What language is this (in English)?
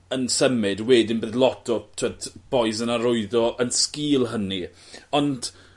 Welsh